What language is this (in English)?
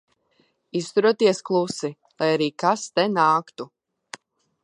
Latvian